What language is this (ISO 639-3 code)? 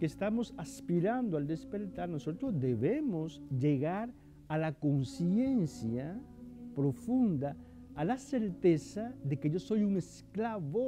spa